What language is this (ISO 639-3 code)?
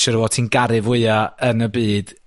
cym